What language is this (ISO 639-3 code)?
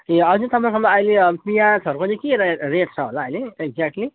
nep